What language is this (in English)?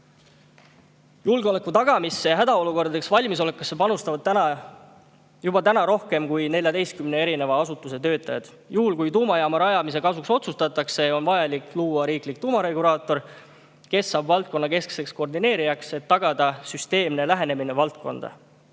Estonian